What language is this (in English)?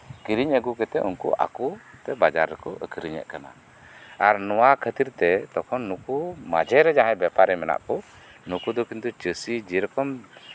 Santali